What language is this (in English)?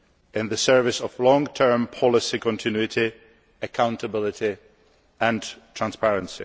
English